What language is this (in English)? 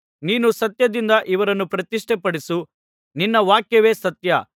Kannada